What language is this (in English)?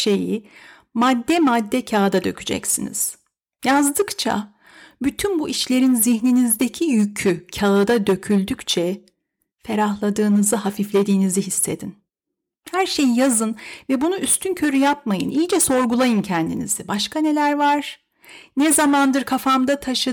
Turkish